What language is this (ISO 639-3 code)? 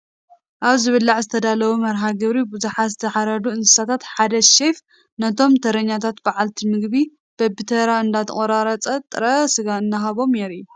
tir